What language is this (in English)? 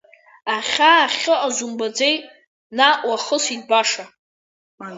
Abkhazian